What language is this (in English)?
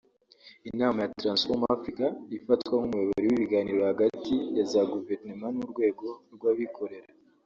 Kinyarwanda